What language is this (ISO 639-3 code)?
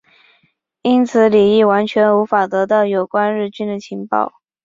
zho